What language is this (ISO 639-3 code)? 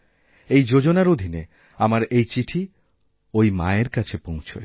ben